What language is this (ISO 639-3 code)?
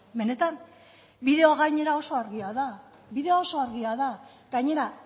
eus